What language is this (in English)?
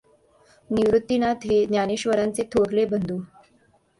Marathi